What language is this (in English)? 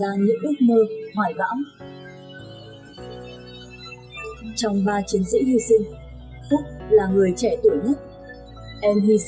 Vietnamese